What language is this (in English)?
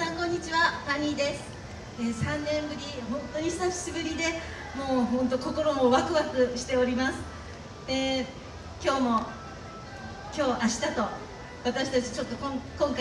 Japanese